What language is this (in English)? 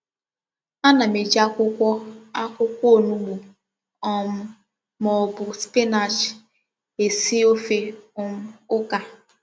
Igbo